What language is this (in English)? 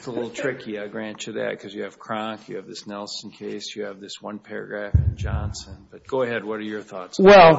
English